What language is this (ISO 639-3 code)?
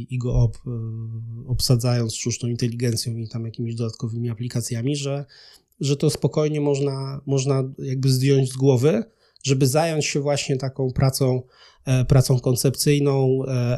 pol